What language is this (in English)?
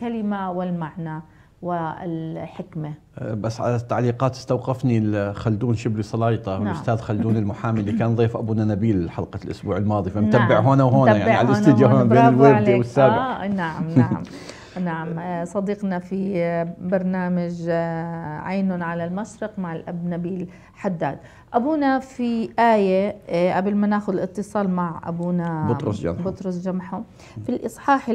Arabic